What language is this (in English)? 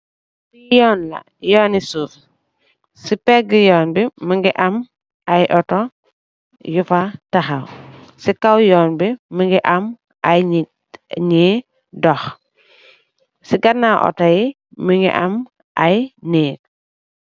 Wolof